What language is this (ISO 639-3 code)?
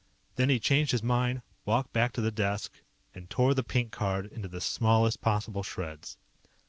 eng